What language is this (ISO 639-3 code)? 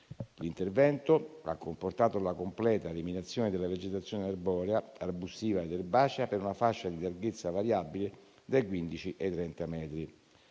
ita